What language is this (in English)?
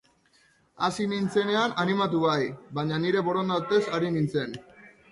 Basque